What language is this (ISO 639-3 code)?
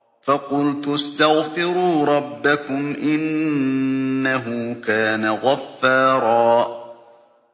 ara